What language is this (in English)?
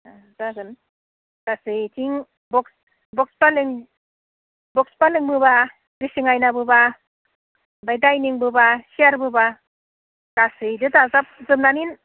Bodo